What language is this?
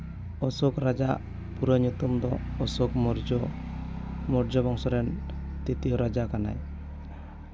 Santali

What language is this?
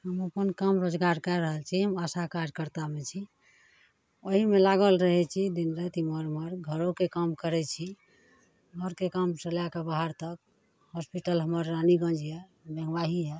Maithili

